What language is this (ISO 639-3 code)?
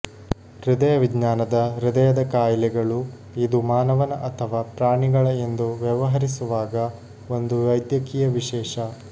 kan